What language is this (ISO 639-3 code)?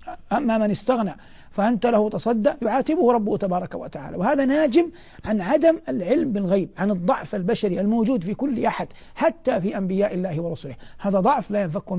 ara